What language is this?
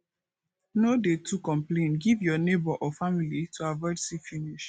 Nigerian Pidgin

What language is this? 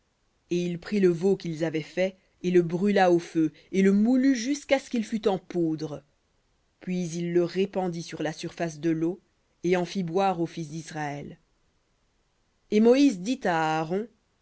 French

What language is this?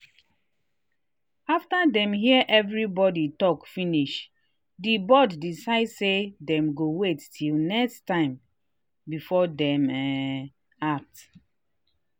Nigerian Pidgin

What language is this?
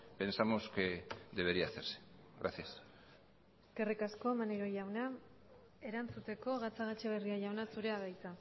Basque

